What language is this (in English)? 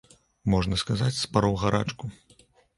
Belarusian